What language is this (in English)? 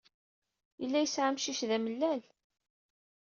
Kabyle